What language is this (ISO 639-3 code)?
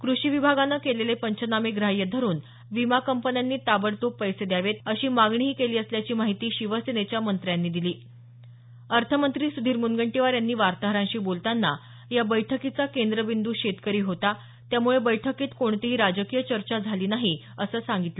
mar